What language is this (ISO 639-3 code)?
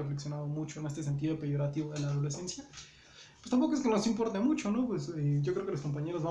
spa